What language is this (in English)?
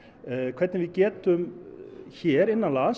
Icelandic